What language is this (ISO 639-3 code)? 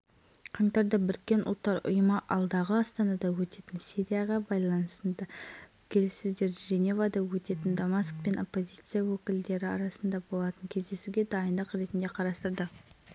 kaz